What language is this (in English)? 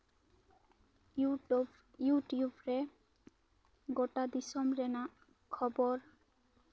Santali